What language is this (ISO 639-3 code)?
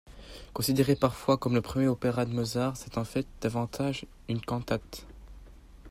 fra